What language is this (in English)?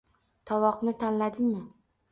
Uzbek